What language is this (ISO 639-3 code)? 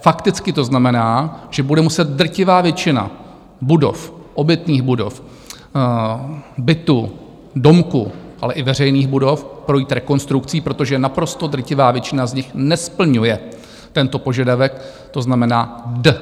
ces